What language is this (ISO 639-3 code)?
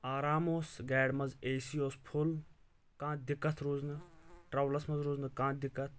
kas